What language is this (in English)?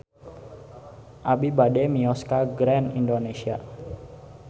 Sundanese